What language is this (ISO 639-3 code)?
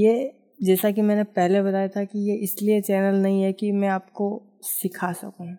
hin